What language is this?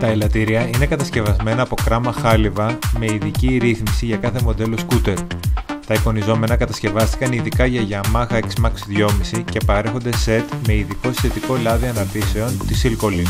Greek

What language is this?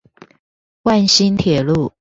Chinese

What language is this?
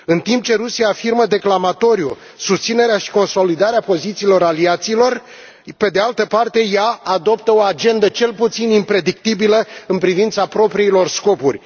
Romanian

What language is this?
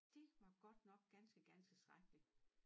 Danish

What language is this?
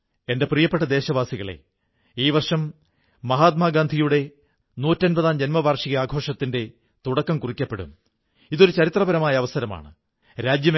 Malayalam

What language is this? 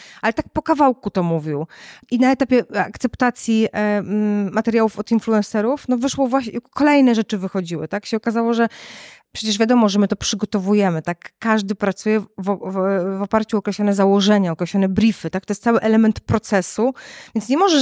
Polish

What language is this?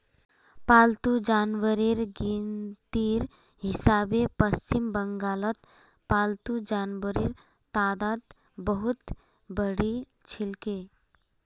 Magahi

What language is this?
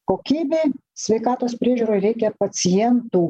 Lithuanian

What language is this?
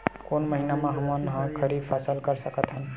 Chhattisgarhi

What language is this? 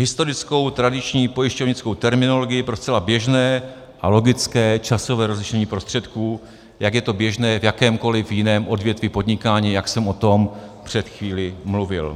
Czech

